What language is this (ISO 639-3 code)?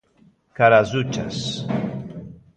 glg